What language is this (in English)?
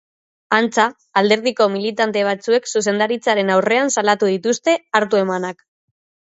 Basque